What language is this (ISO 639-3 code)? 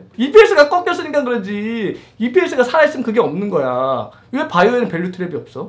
kor